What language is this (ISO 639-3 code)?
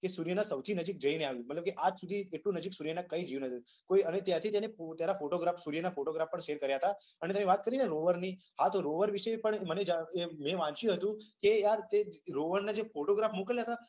guj